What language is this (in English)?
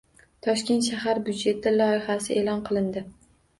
Uzbek